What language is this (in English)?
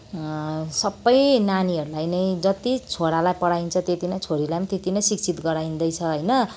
Nepali